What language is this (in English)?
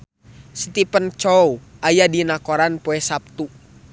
Sundanese